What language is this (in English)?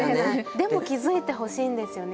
Japanese